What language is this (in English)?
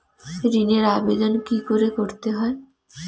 Bangla